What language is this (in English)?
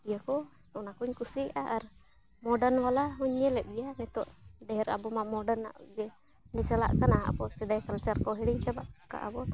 Santali